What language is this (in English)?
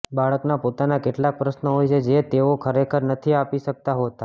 Gujarati